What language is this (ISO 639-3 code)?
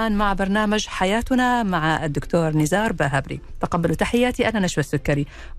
ara